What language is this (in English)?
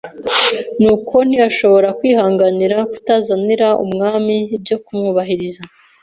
Kinyarwanda